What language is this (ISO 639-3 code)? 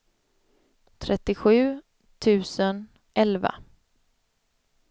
swe